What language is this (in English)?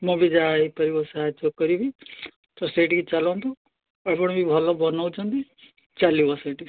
Odia